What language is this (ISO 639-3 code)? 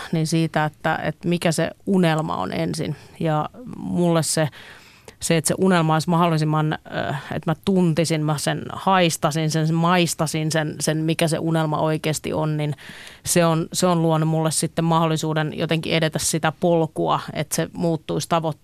fin